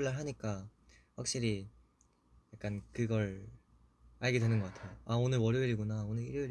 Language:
Korean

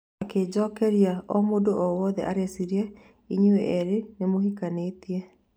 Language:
Kikuyu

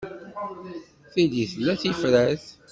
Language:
Kabyle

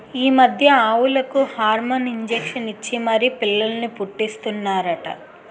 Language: Telugu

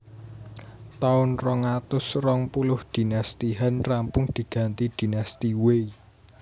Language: Javanese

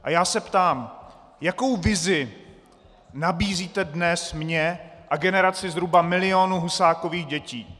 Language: Czech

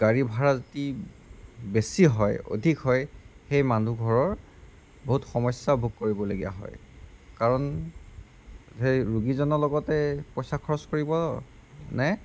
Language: Assamese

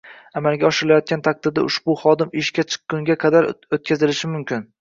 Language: Uzbek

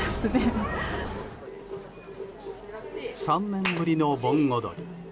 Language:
Japanese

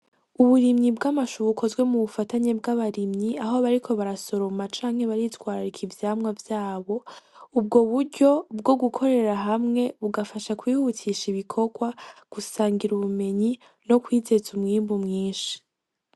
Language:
Rundi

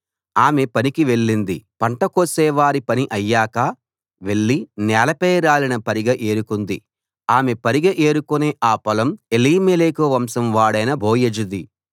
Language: Telugu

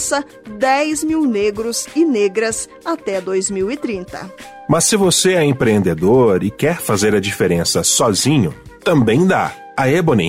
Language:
Portuguese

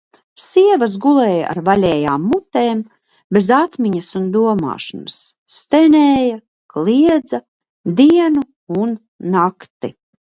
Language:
Latvian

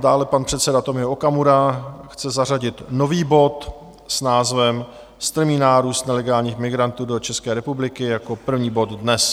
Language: Czech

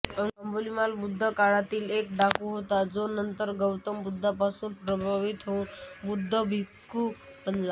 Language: Marathi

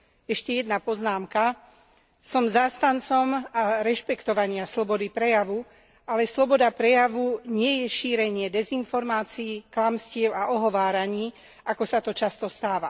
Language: Slovak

